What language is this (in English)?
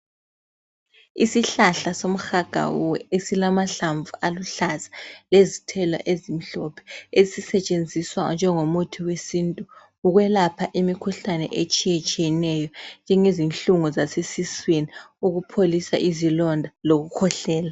North Ndebele